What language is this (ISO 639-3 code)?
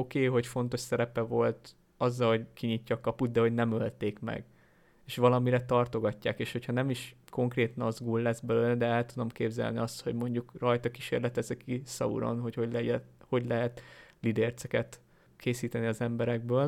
hun